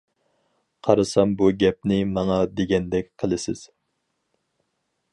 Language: Uyghur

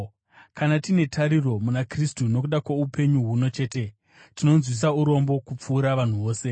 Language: Shona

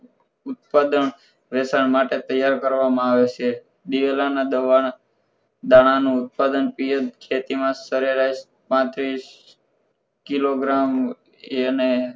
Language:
Gujarati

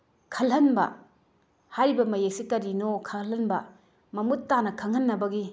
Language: Manipuri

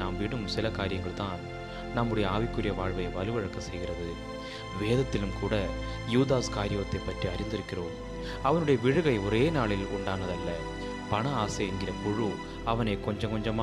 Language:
Tamil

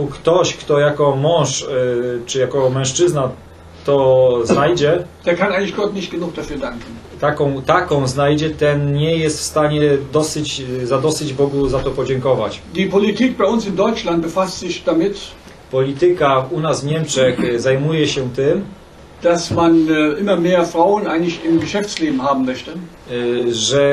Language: Polish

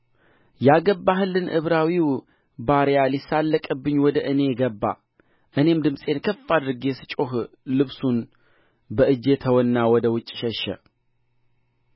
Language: Amharic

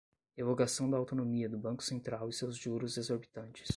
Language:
Portuguese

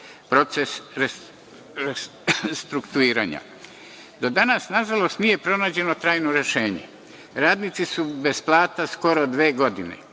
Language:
Serbian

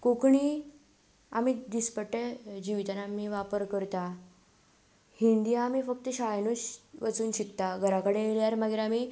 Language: Konkani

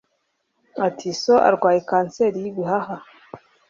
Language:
Kinyarwanda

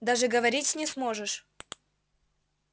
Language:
Russian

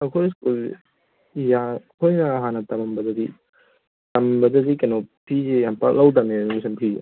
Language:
Manipuri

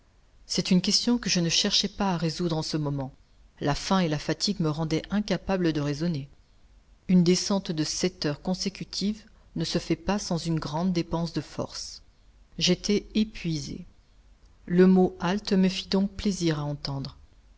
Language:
French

